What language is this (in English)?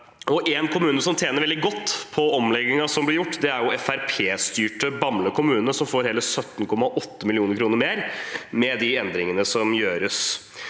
Norwegian